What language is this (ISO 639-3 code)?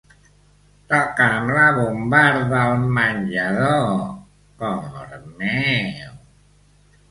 cat